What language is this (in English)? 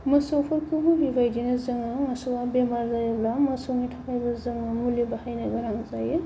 Bodo